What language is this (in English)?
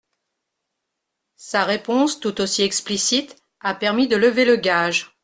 French